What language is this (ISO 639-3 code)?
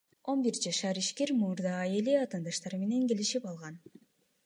kir